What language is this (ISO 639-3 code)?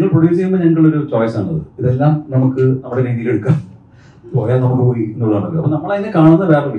mal